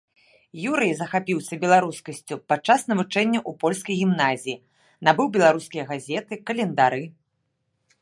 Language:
Belarusian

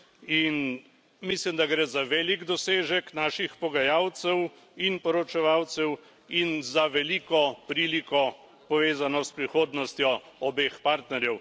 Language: Slovenian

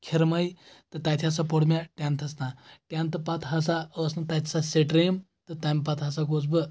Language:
Kashmiri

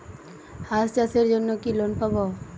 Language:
Bangla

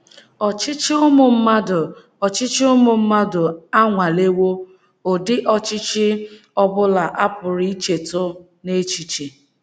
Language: Igbo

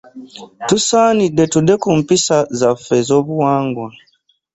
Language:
Ganda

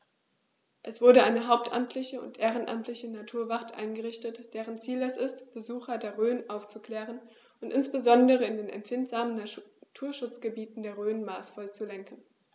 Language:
German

